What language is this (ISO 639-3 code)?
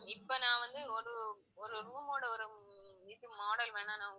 tam